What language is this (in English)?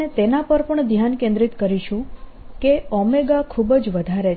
Gujarati